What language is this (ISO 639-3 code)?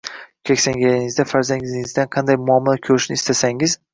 uzb